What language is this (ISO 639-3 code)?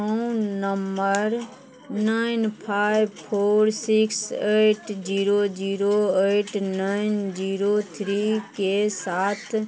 mai